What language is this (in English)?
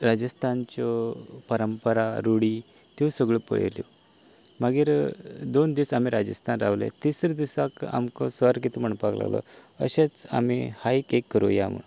Konkani